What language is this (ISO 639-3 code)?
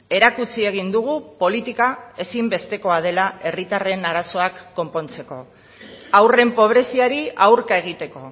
eus